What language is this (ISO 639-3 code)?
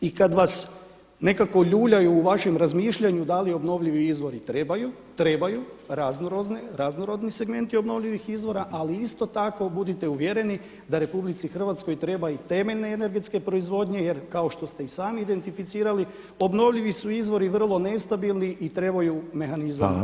hrv